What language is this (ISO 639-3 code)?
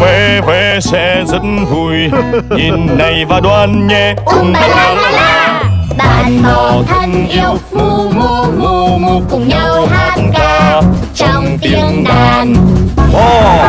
vie